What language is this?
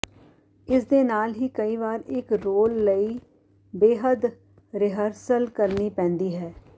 Punjabi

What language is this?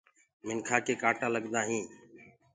Gurgula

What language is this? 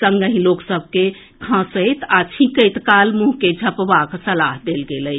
Maithili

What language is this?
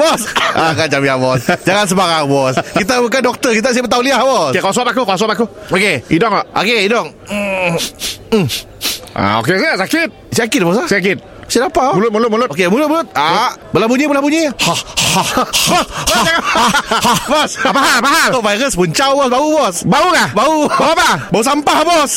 Malay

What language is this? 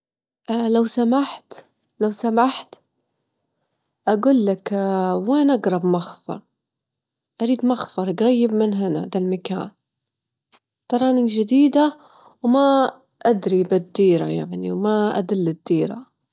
Gulf Arabic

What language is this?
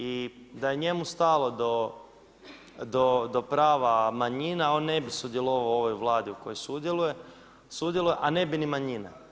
Croatian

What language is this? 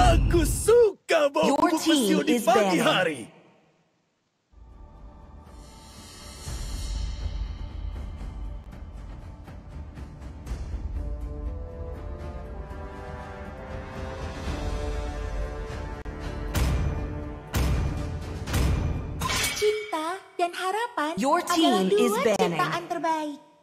Indonesian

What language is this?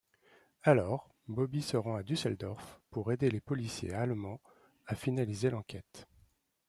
French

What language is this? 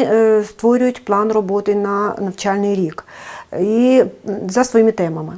Ukrainian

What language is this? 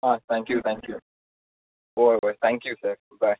Konkani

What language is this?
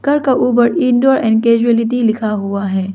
Hindi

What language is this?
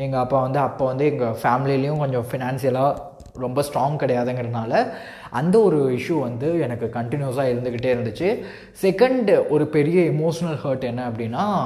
Tamil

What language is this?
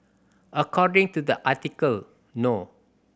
English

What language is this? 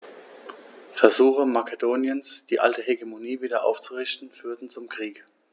German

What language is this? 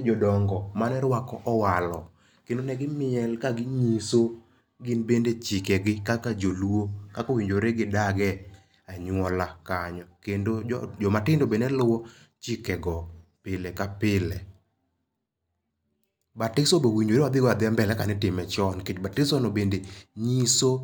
Luo (Kenya and Tanzania)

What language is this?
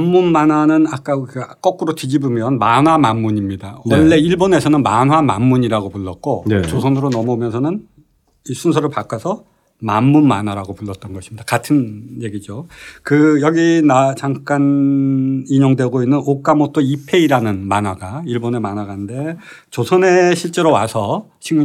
Korean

